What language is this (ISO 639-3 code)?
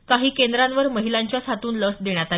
mar